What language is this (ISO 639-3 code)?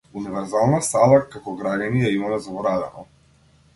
mkd